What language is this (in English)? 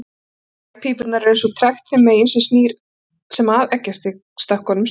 Icelandic